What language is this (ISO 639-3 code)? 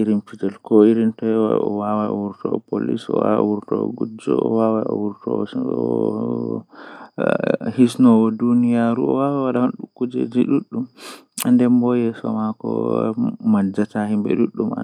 fuh